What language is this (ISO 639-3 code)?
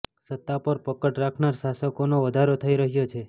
guj